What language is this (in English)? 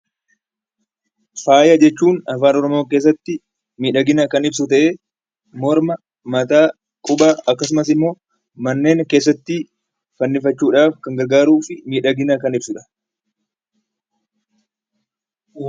Oromo